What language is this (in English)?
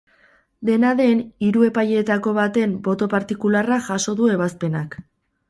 Basque